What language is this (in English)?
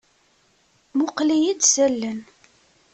Kabyle